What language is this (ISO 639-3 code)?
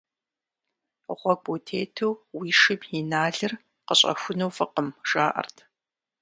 kbd